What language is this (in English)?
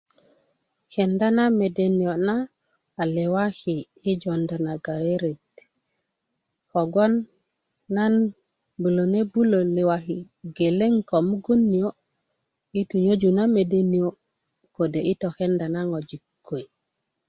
Kuku